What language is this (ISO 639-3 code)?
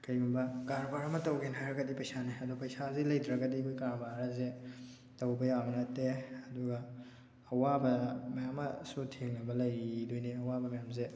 mni